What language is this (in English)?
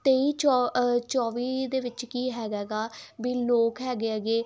Punjabi